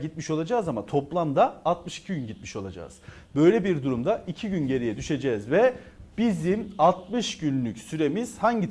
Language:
Turkish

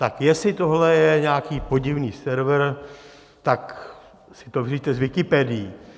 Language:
Czech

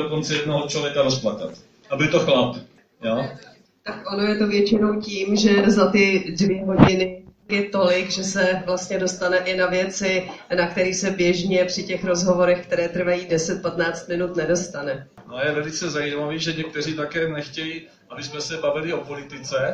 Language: Czech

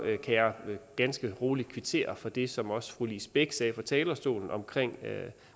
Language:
Danish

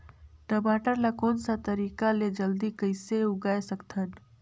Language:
Chhattisgarhi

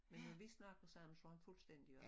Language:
Danish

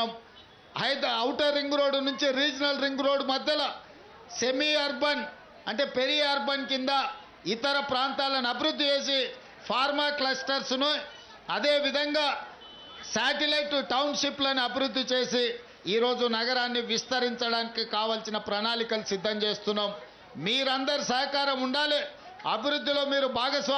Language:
Telugu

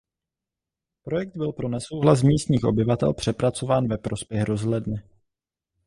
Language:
Czech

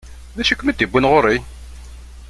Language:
Kabyle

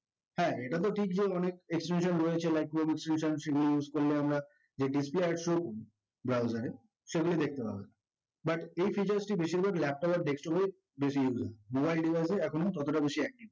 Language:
Bangla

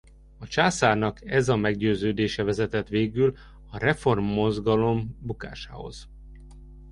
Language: Hungarian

